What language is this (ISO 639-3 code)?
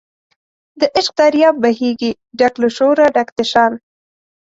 pus